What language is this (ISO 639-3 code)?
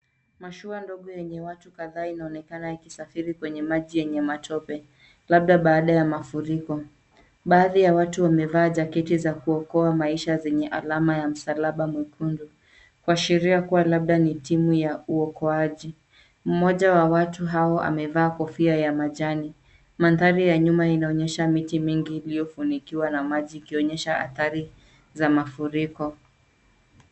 swa